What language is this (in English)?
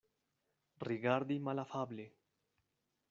Esperanto